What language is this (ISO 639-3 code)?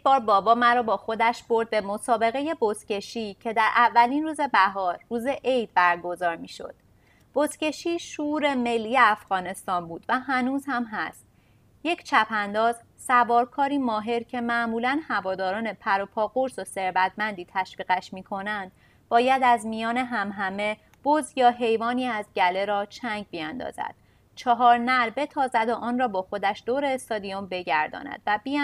fas